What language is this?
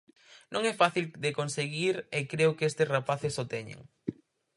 Galician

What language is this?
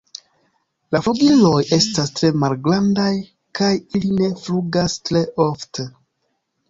Esperanto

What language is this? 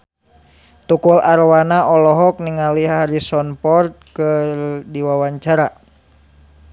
Sundanese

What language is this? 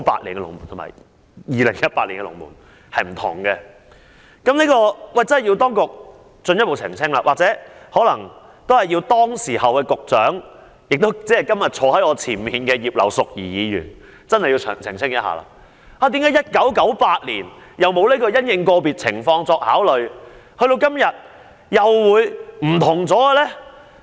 Cantonese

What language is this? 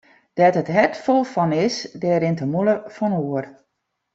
Western Frisian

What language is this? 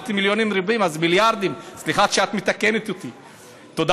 Hebrew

